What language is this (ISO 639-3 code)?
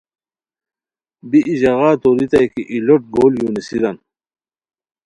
khw